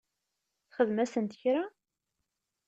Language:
Kabyle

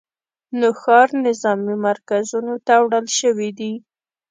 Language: Pashto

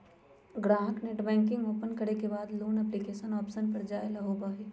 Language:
Magahi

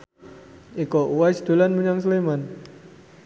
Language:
Javanese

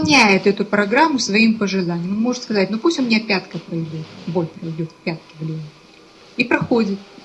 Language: Russian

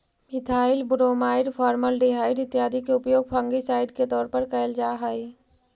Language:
Magahi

